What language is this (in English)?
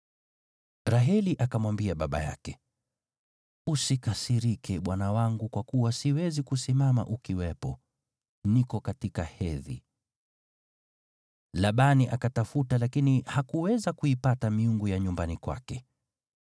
Swahili